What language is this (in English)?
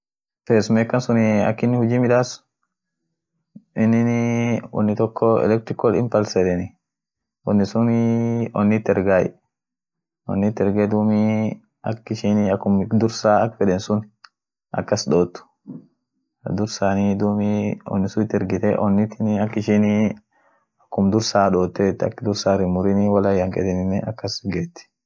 Orma